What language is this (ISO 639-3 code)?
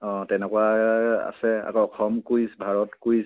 asm